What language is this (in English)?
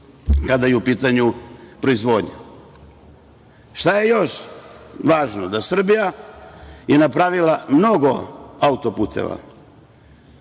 Serbian